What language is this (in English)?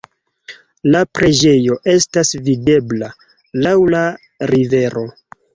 Esperanto